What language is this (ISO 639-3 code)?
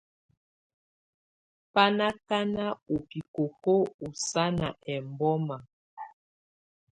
tvu